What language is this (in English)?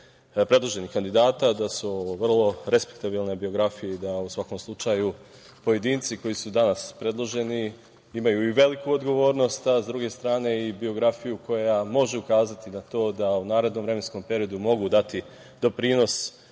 Serbian